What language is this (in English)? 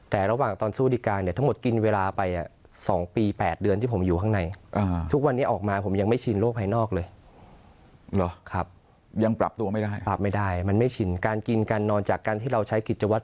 Thai